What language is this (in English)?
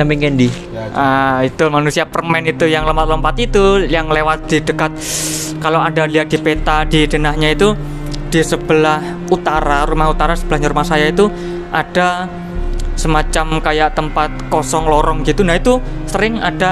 Indonesian